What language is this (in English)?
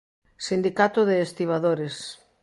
Galician